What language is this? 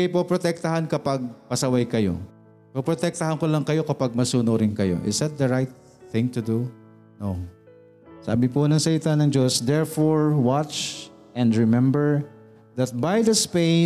Filipino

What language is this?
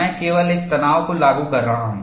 Hindi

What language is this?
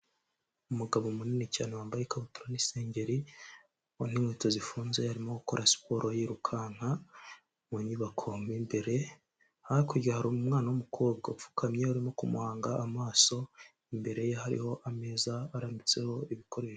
Kinyarwanda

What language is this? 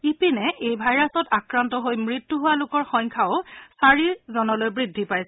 Assamese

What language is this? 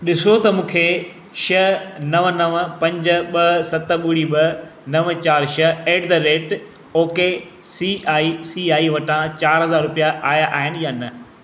Sindhi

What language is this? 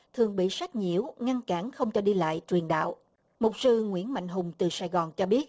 Vietnamese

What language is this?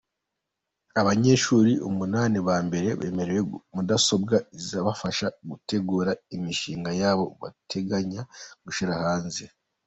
Kinyarwanda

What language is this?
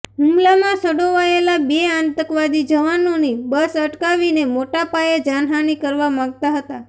Gujarati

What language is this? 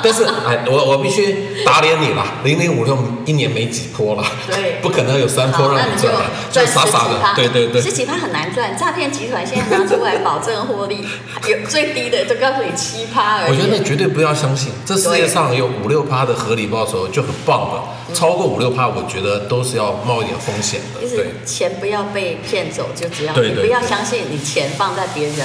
Chinese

